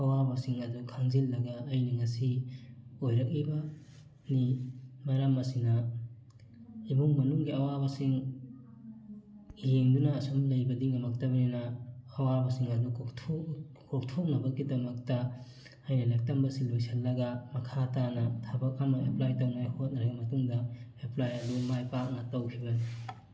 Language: Manipuri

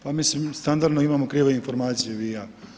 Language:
Croatian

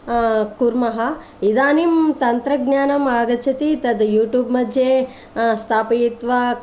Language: Sanskrit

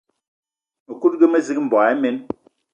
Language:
Eton (Cameroon)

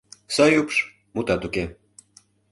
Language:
Mari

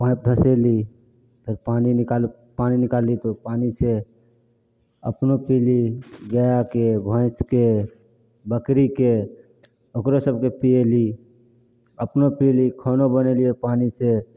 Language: Maithili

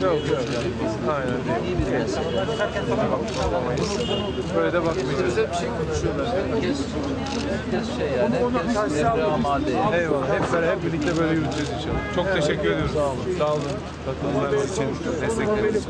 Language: Turkish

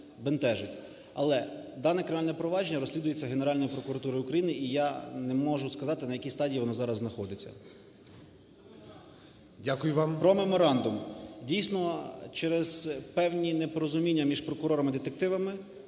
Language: Ukrainian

